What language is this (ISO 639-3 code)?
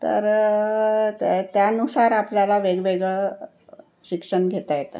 mar